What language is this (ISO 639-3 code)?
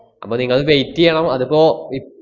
mal